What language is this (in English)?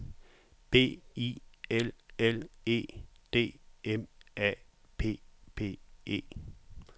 Danish